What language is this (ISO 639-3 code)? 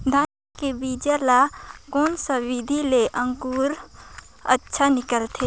hne